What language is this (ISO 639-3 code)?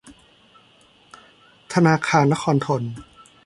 tha